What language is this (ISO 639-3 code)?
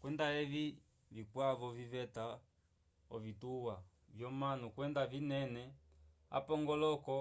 umb